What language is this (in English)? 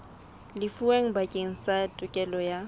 Southern Sotho